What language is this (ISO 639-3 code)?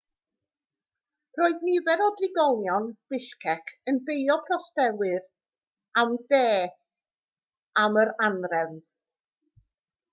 cym